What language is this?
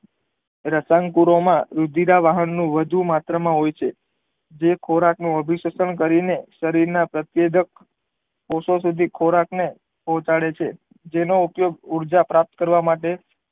Gujarati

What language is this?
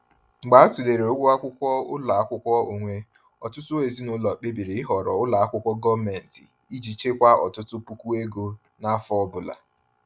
Igbo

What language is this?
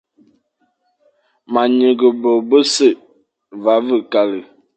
Fang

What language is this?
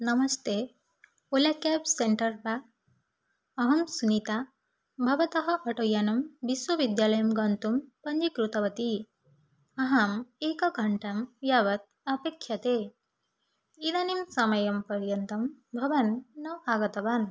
Sanskrit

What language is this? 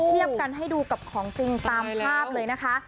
Thai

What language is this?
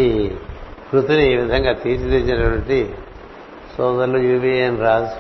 Telugu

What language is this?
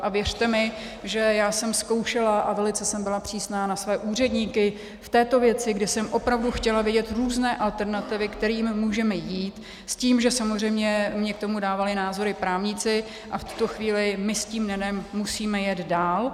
Czech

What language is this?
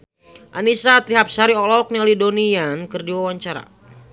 Sundanese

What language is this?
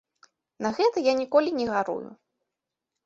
Belarusian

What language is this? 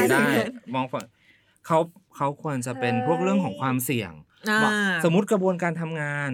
Thai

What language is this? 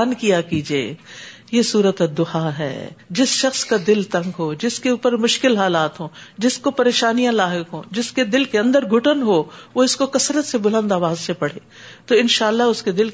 Urdu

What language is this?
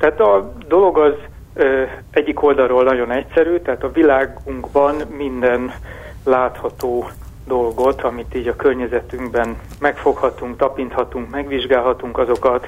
Hungarian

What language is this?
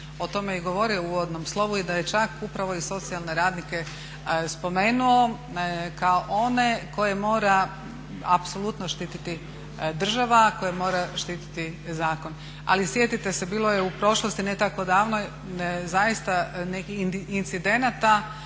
Croatian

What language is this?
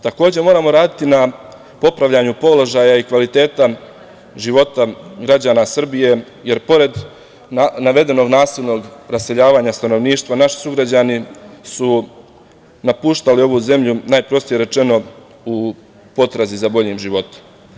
Serbian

